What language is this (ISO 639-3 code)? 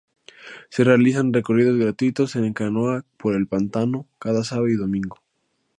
spa